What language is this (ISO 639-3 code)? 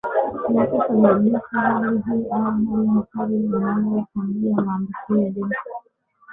swa